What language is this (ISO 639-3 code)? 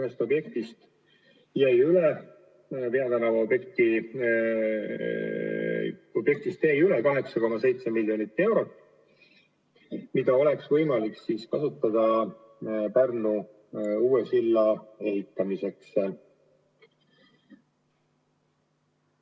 est